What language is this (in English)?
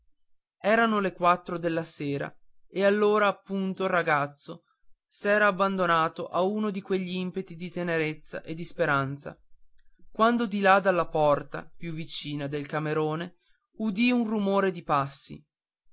Italian